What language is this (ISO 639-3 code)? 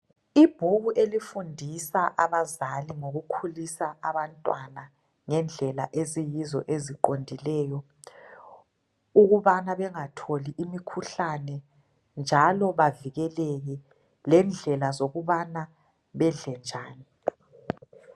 nde